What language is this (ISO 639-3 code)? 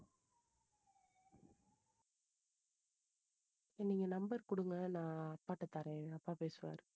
tam